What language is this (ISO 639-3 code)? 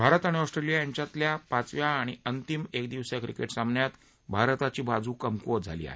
mar